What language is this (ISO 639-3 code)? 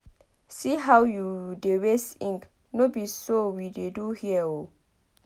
pcm